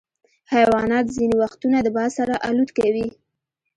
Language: Pashto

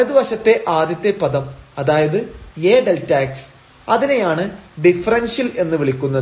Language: Malayalam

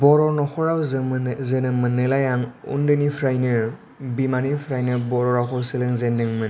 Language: Bodo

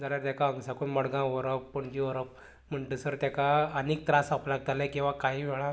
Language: Konkani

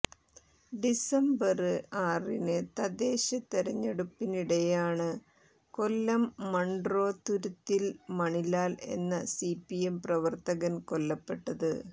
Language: Malayalam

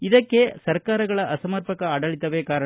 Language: Kannada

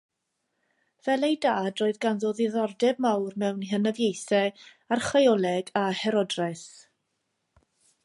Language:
Welsh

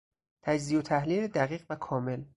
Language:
Persian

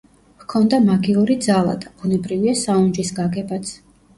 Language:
Georgian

